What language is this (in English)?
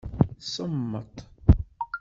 Kabyle